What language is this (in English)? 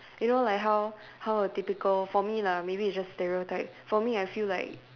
English